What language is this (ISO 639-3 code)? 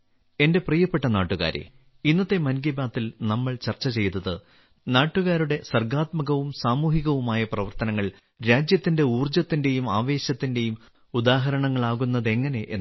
mal